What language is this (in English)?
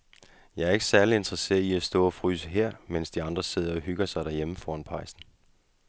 Danish